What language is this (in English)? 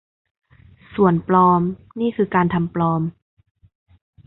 Thai